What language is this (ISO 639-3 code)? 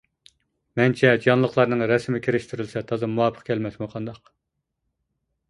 uig